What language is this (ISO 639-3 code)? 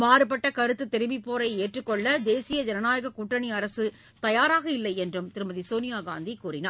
tam